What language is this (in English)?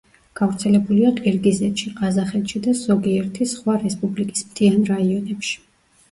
Georgian